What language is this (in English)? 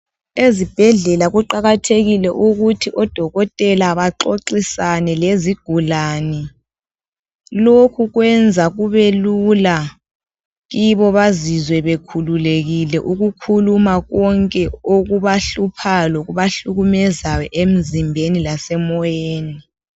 North Ndebele